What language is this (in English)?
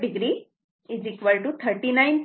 Marathi